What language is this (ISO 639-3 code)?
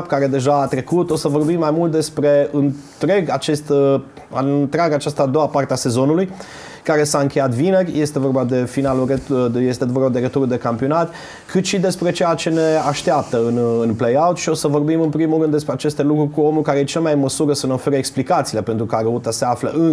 ron